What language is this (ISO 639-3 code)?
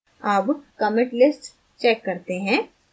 hin